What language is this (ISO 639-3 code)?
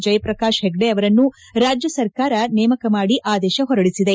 kan